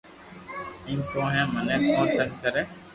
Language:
Loarki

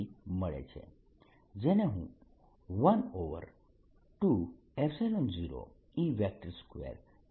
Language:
Gujarati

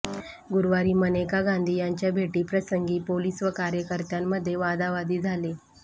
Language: Marathi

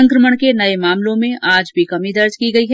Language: Hindi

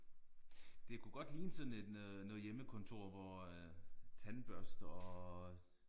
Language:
Danish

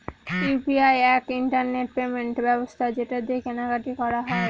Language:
Bangla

